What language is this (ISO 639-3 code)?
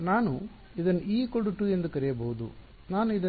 kan